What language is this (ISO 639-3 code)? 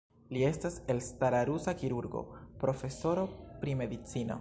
epo